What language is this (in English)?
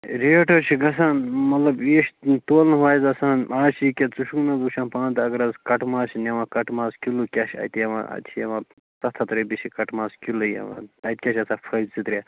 Kashmiri